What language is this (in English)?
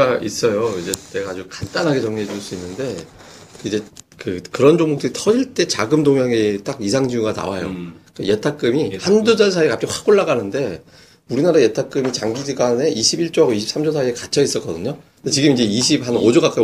Korean